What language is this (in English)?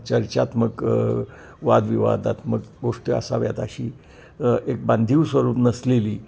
Marathi